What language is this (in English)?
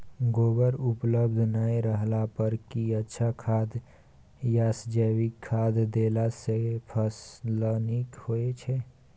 Maithili